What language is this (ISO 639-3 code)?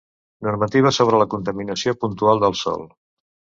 cat